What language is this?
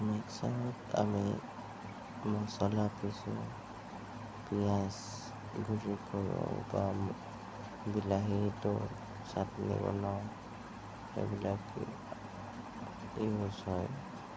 Assamese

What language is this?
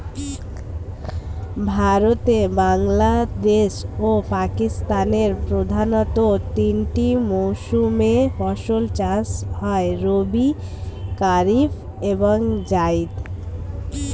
Bangla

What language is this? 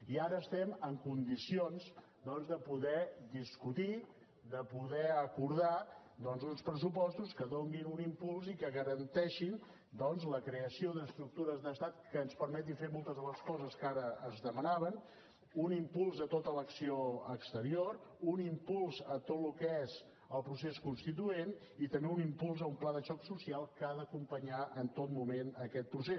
Catalan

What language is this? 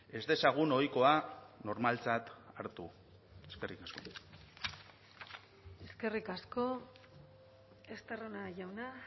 Basque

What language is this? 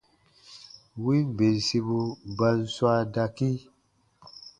Baatonum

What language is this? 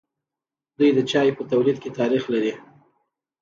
Pashto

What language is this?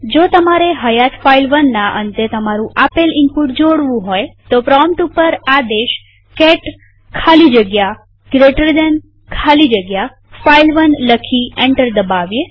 Gujarati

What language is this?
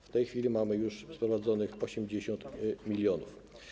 Polish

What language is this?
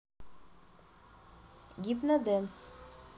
Russian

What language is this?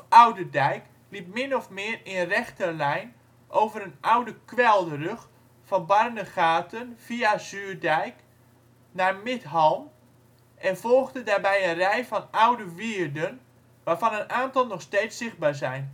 Dutch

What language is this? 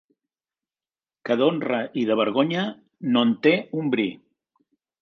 Catalan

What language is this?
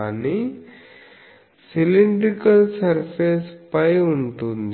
Telugu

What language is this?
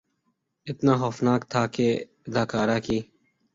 Urdu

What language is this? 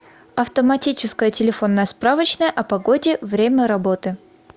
Russian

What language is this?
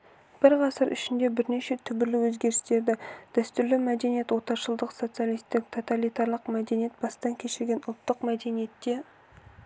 Kazakh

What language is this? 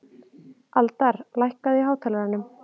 Icelandic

